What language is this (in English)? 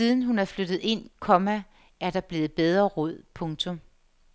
Danish